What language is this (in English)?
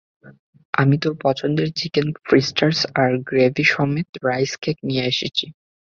Bangla